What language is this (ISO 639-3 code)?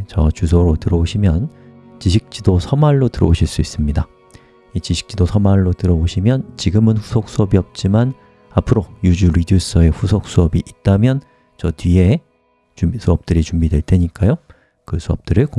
kor